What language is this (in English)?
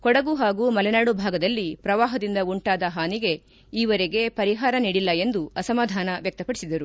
Kannada